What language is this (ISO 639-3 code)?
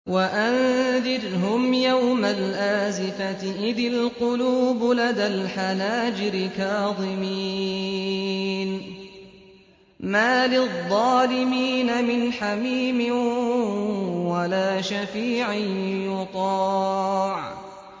ara